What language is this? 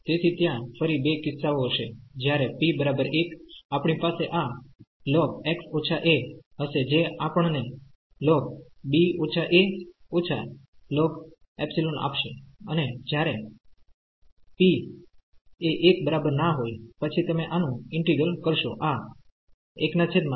Gujarati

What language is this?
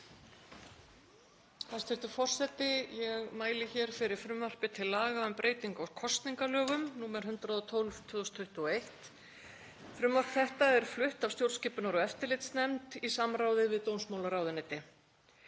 Icelandic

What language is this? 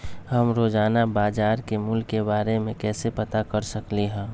Magahi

